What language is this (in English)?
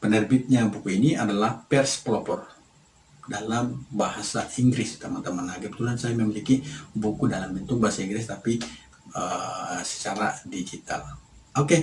Indonesian